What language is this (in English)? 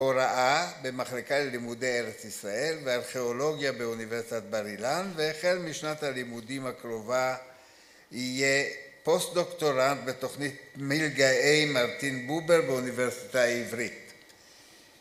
Hebrew